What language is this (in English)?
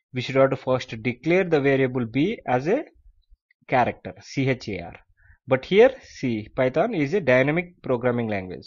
English